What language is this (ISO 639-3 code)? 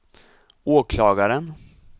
swe